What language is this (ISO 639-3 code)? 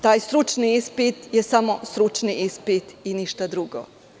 srp